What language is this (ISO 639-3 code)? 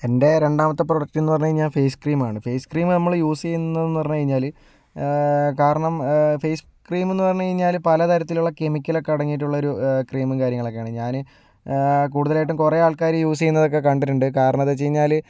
mal